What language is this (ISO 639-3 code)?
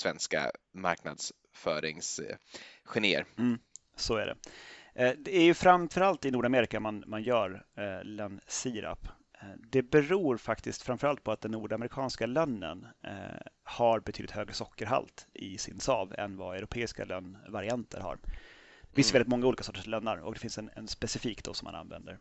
swe